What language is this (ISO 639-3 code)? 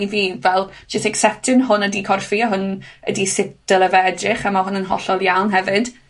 cym